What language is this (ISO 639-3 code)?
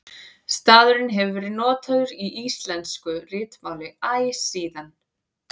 isl